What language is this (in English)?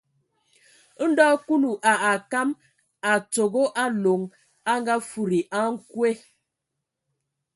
Ewondo